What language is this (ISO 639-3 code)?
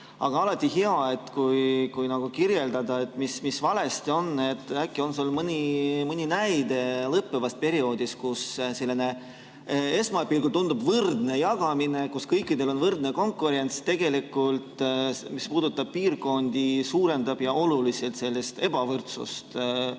est